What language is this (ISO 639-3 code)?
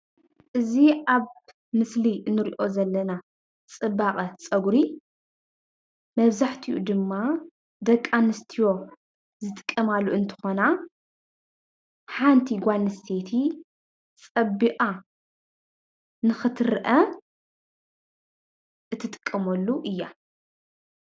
tir